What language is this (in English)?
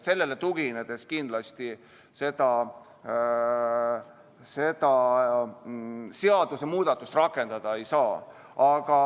Estonian